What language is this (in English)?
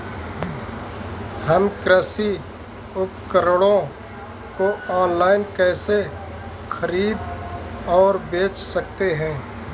Hindi